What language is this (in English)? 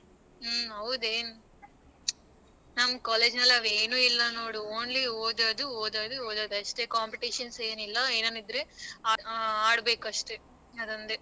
Kannada